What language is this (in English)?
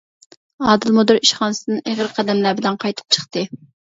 Uyghur